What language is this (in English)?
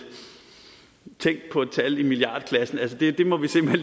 Danish